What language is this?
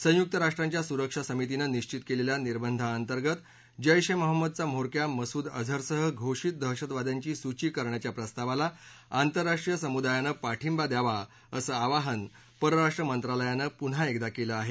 Marathi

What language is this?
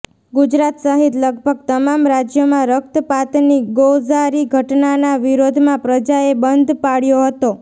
Gujarati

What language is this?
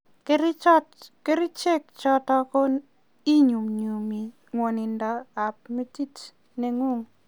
Kalenjin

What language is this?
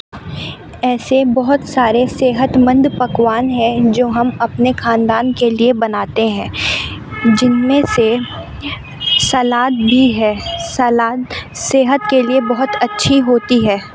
Urdu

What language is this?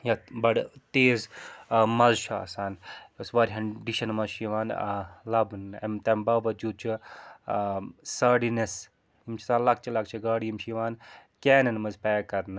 Kashmiri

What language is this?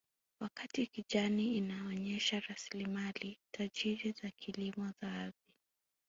Swahili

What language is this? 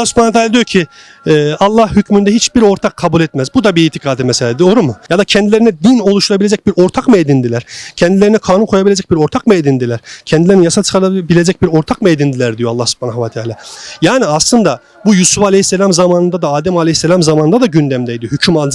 Turkish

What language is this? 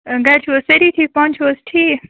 Kashmiri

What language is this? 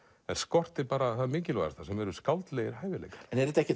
Icelandic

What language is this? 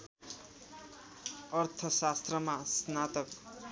Nepali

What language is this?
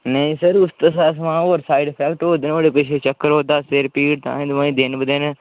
Dogri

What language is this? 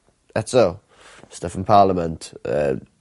Welsh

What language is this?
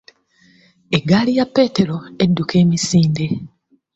Ganda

